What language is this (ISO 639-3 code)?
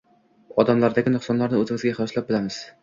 uzb